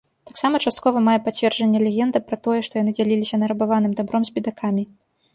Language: Belarusian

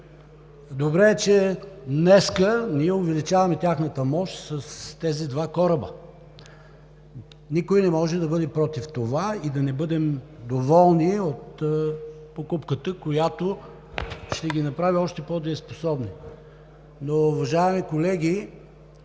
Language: Bulgarian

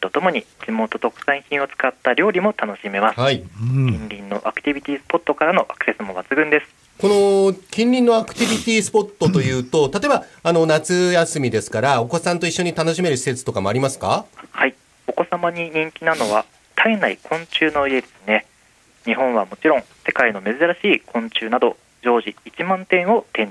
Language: Japanese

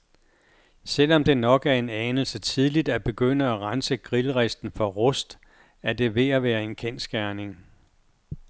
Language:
Danish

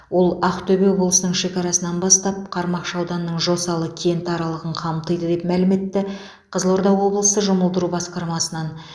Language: Kazakh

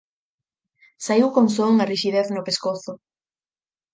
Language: Galician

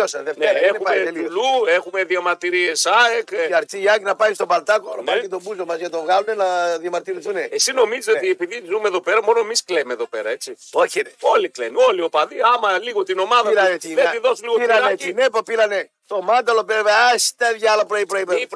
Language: Greek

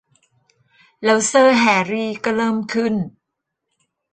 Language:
Thai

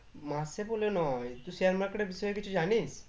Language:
Bangla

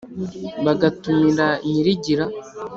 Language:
Kinyarwanda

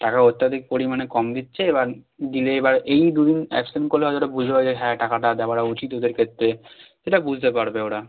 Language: Bangla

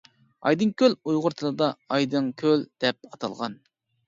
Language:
Uyghur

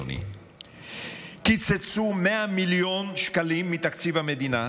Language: Hebrew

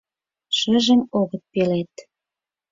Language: Mari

